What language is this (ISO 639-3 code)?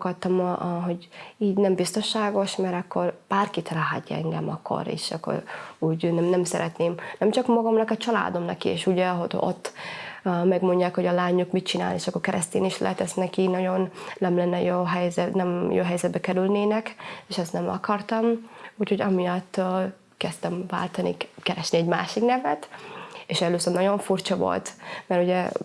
hun